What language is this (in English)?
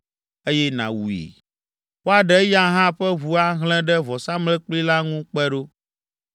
Ewe